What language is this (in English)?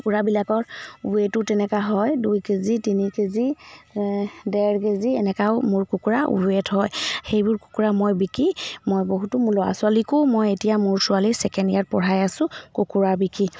Assamese